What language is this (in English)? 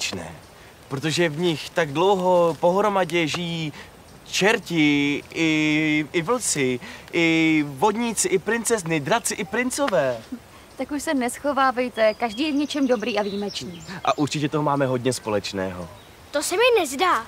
Czech